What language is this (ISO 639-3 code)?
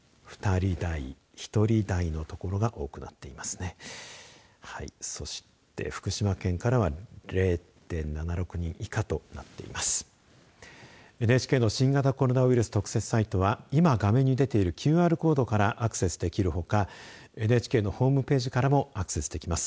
jpn